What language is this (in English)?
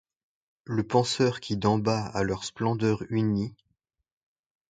French